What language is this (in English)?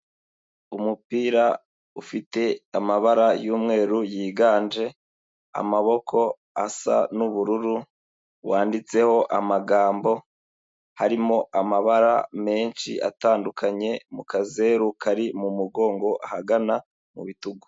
Kinyarwanda